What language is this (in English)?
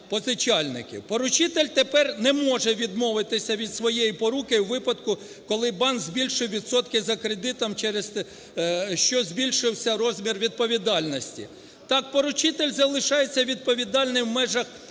Ukrainian